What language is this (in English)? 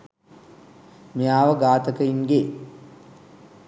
Sinhala